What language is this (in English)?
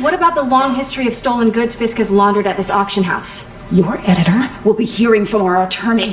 English